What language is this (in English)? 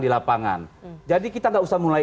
Indonesian